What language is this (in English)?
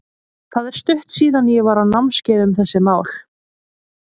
Icelandic